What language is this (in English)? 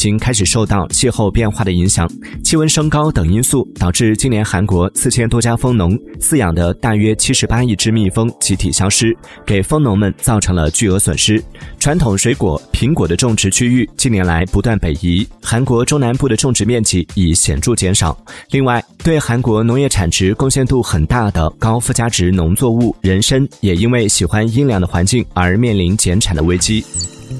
Chinese